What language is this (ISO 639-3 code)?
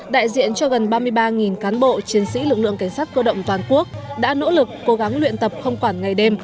vie